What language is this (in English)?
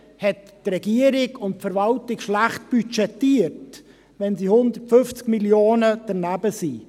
Swiss German